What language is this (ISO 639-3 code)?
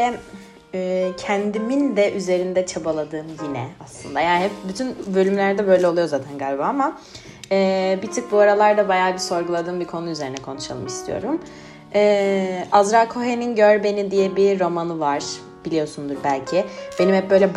tur